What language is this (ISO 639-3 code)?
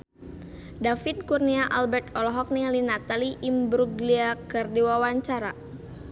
sun